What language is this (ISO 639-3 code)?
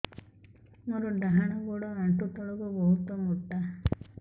ori